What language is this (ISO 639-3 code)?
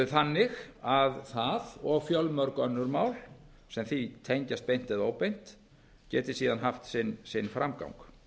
isl